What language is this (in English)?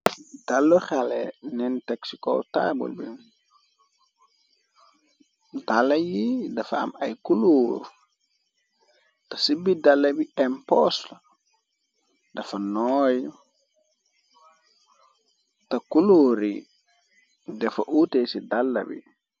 Wolof